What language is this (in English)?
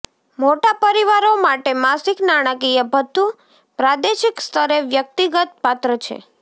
Gujarati